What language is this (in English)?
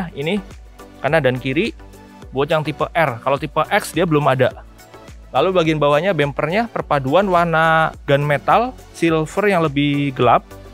Indonesian